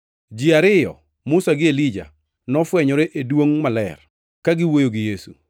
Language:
Luo (Kenya and Tanzania)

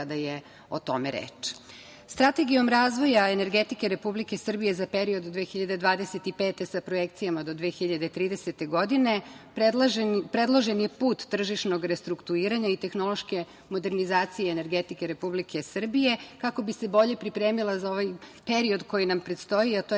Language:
Serbian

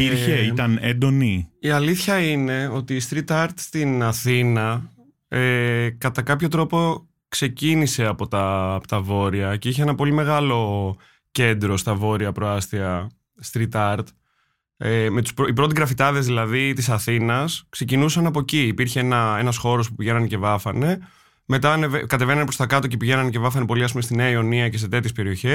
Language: Greek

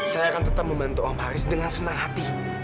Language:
Indonesian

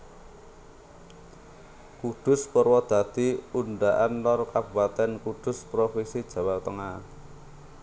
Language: Javanese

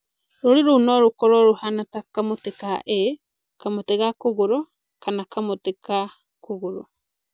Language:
Kikuyu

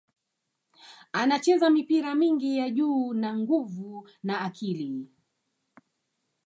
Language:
Swahili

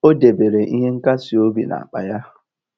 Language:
Igbo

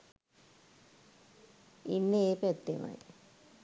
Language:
Sinhala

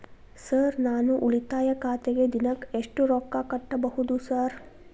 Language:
Kannada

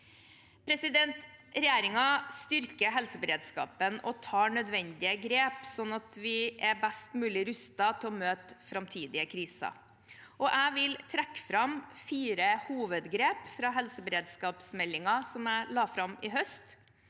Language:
Norwegian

